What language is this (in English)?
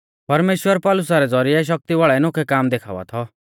Mahasu Pahari